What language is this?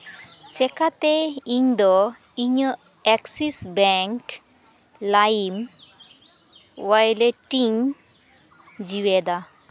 Santali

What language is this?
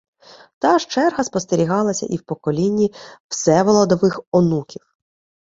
Ukrainian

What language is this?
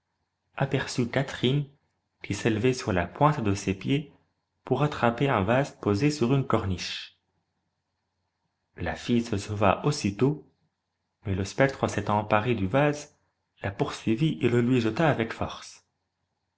French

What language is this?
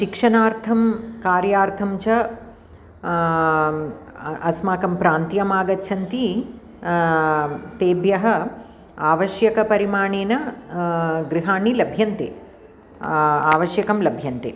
Sanskrit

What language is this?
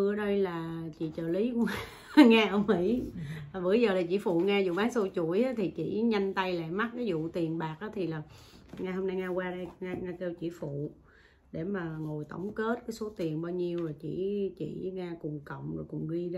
Vietnamese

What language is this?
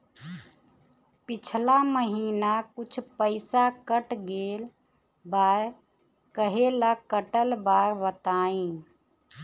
Bhojpuri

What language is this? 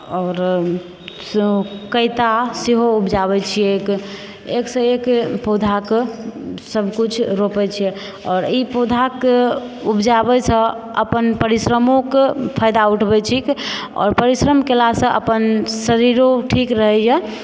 Maithili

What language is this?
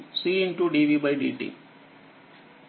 Telugu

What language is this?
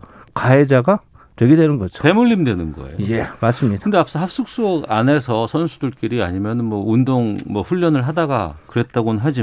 Korean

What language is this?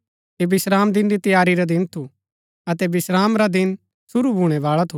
Gaddi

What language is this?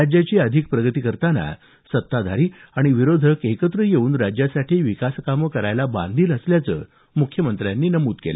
Marathi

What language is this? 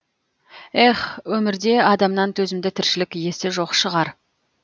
Kazakh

